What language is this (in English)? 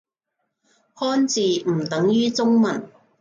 Cantonese